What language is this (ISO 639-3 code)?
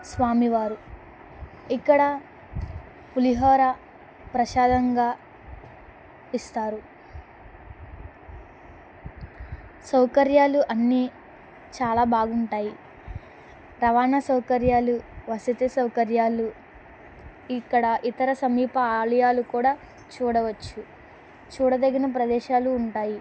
tel